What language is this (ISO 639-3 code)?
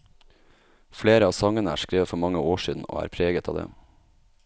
nor